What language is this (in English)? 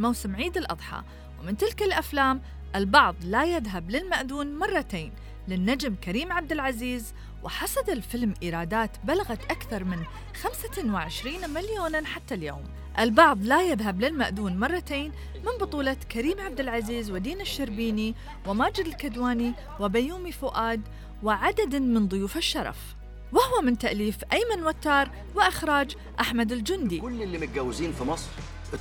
Arabic